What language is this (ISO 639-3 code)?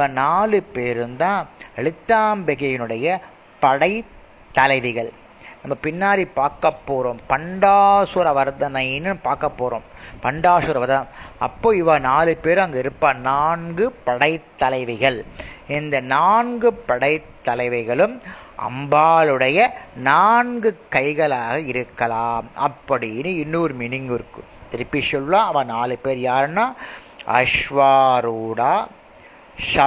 tam